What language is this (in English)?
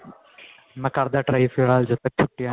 Punjabi